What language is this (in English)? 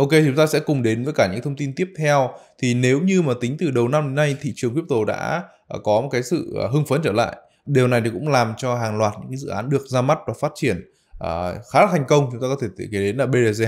Vietnamese